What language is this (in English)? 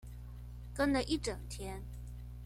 Chinese